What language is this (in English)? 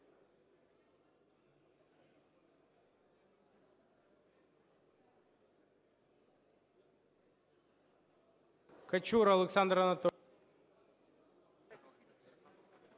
Ukrainian